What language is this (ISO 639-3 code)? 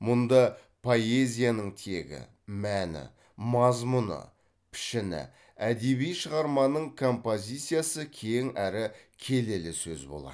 kaz